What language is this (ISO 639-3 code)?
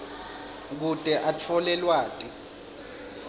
ssw